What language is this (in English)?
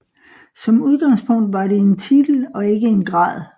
Danish